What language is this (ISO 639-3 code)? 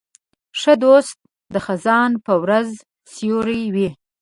pus